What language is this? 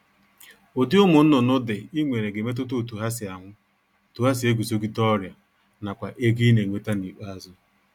Igbo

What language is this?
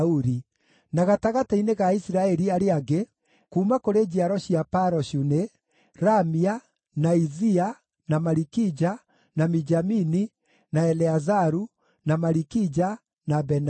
Kikuyu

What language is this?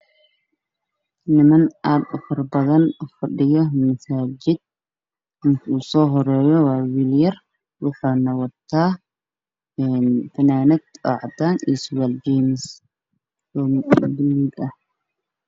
Somali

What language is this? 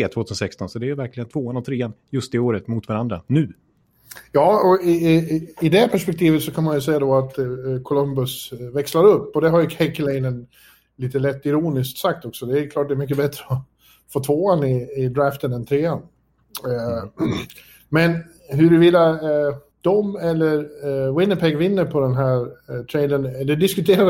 Swedish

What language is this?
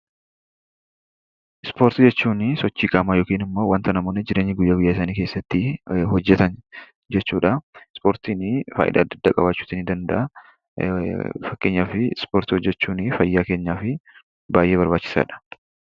Oromo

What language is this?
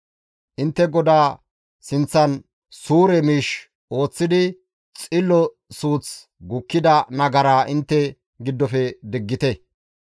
Gamo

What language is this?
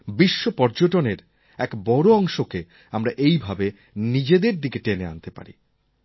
Bangla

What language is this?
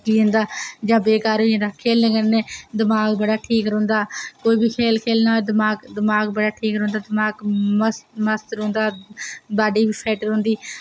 Dogri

